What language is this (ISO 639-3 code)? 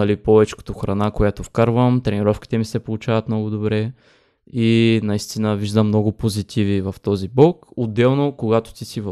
bul